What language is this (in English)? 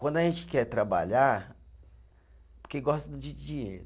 Portuguese